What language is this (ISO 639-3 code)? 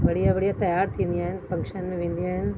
snd